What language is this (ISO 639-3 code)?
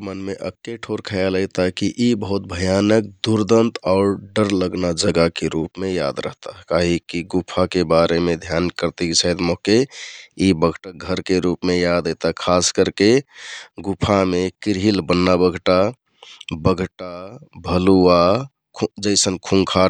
tkt